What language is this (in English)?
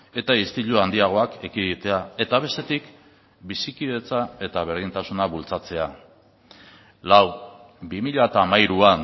Basque